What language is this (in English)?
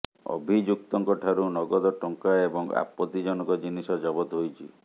Odia